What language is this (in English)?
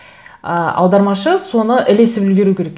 Kazakh